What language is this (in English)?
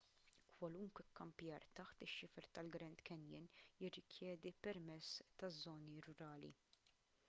Maltese